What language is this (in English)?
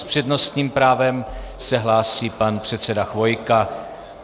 Czech